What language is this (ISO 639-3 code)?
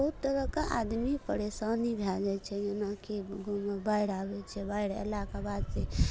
mai